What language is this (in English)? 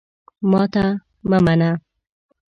Pashto